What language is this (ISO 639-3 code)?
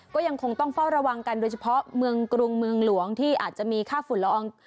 tha